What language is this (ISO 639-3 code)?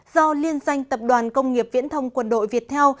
vie